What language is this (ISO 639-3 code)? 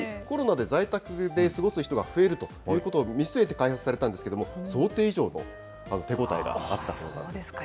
jpn